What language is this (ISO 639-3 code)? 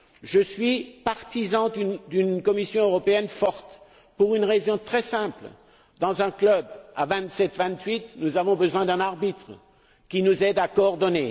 fra